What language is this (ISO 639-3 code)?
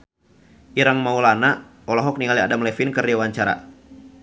sun